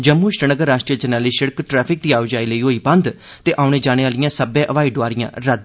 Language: Dogri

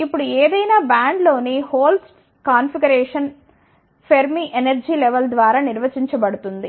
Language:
Telugu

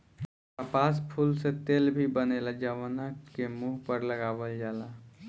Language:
Bhojpuri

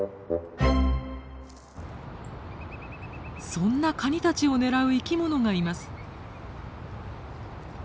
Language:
Japanese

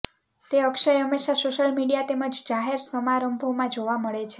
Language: Gujarati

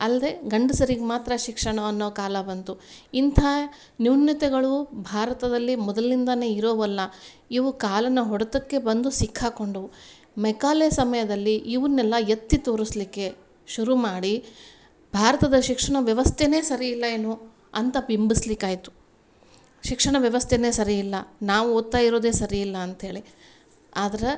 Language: Kannada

